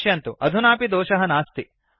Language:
Sanskrit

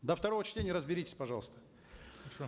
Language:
Kazakh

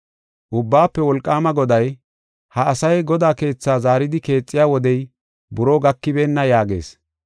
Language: Gofa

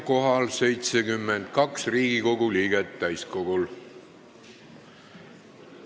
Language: Estonian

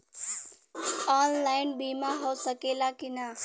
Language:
Bhojpuri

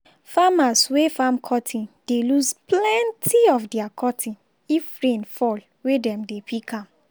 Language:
Nigerian Pidgin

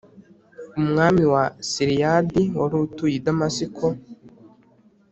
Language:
Kinyarwanda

